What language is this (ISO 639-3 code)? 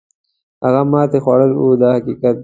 pus